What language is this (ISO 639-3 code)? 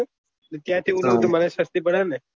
guj